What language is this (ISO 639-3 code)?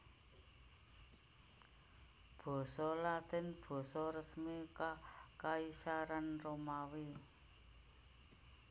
jav